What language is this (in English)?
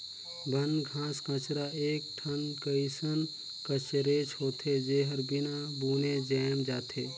Chhattisgarhi